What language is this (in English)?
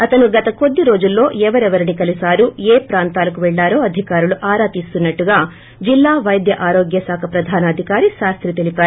Telugu